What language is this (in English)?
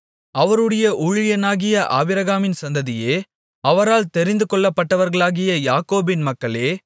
Tamil